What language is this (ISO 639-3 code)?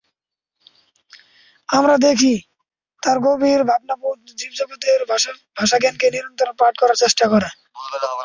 ben